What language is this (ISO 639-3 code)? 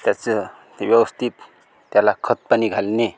mar